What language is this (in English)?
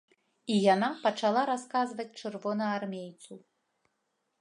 Belarusian